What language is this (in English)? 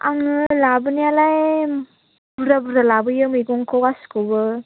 Bodo